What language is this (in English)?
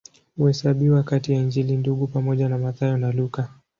Swahili